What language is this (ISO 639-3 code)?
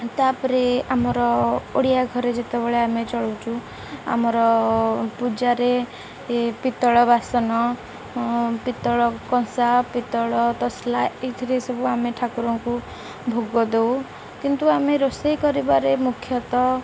ori